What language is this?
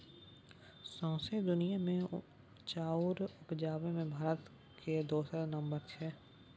Maithili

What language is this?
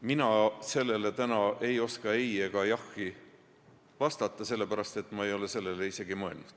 Estonian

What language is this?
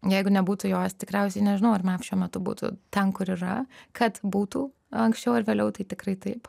Lithuanian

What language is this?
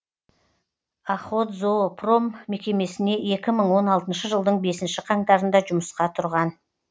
Kazakh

